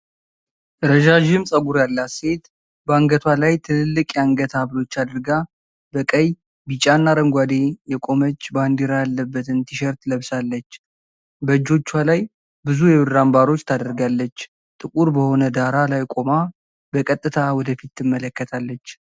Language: Amharic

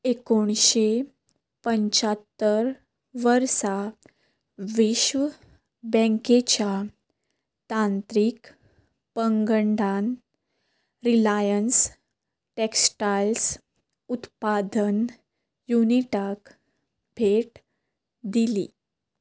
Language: Konkani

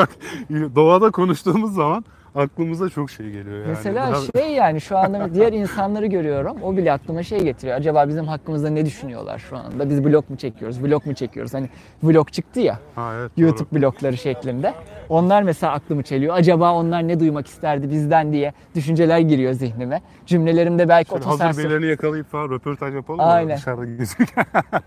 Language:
Turkish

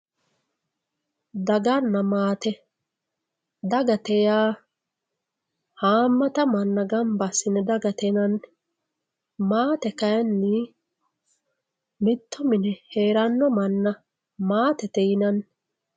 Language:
Sidamo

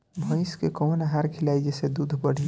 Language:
Bhojpuri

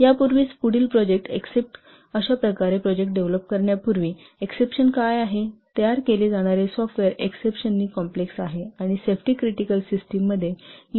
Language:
Marathi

